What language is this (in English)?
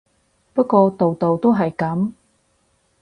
Cantonese